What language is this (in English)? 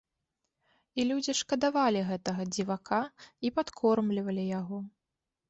Belarusian